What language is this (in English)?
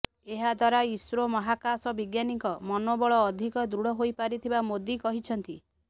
Odia